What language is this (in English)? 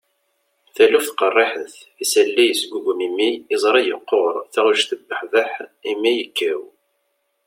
Kabyle